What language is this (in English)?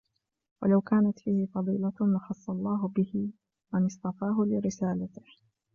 Arabic